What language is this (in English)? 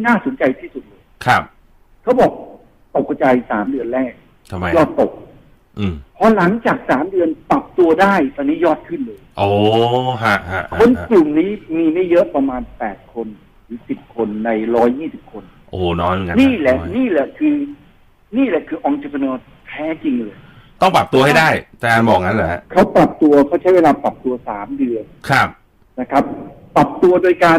Thai